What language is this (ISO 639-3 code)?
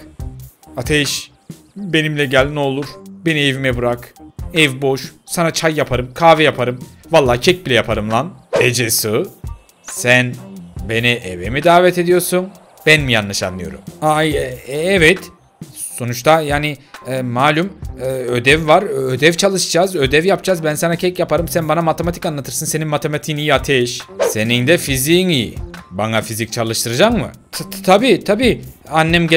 tur